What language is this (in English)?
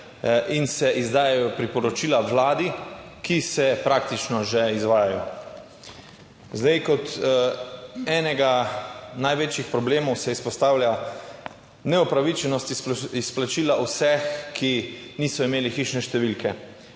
Slovenian